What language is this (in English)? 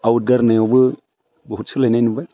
Bodo